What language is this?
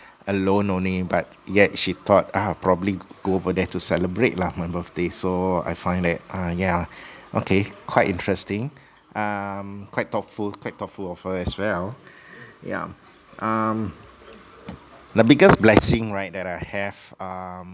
English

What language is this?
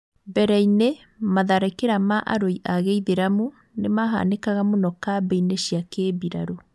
Kikuyu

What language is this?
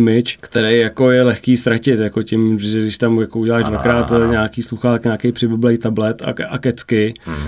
Czech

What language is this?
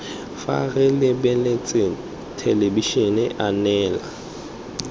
Tswana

